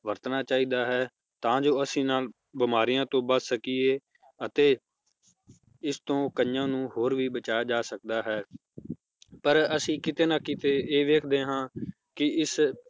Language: Punjabi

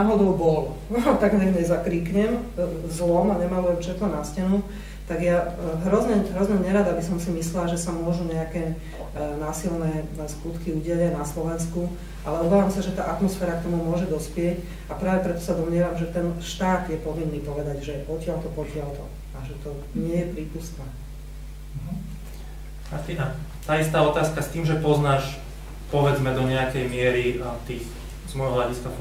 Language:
Slovak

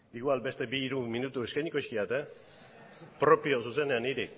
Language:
Basque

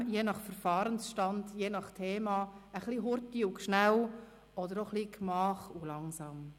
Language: Swiss German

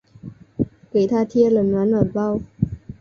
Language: Chinese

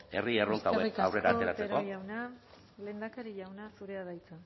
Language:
Basque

